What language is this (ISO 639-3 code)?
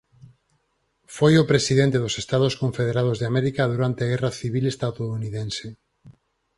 glg